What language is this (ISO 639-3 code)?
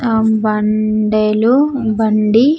tel